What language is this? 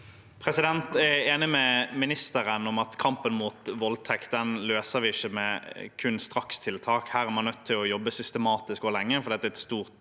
Norwegian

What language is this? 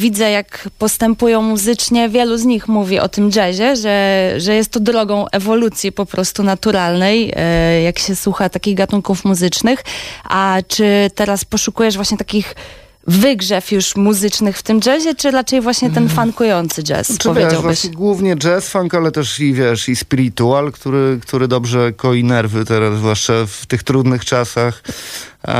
Polish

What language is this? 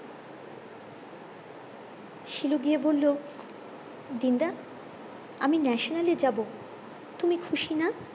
Bangla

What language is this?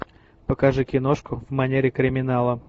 Russian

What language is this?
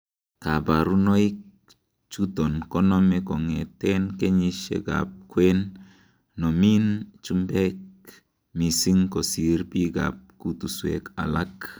Kalenjin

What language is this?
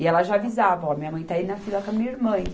Portuguese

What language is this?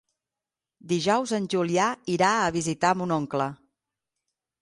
Catalan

